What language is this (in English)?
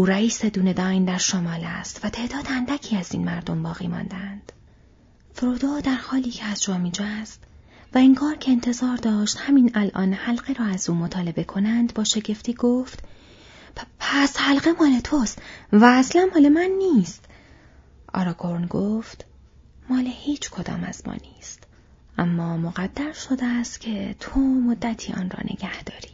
Persian